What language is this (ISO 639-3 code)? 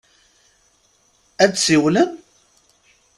kab